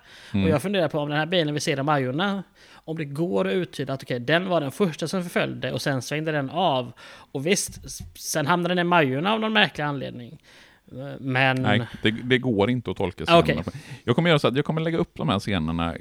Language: Swedish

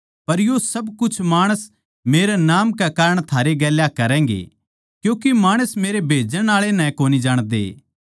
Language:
Haryanvi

